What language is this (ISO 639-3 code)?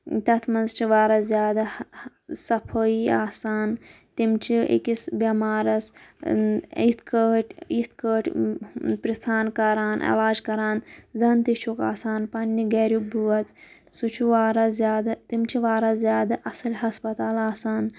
kas